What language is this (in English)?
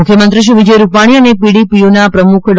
Gujarati